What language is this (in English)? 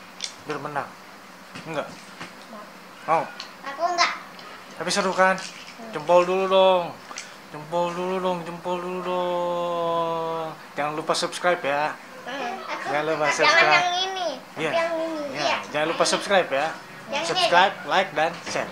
Indonesian